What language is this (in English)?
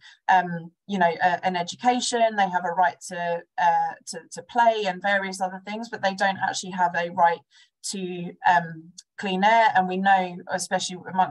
English